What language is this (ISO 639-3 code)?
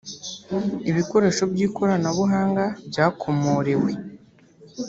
kin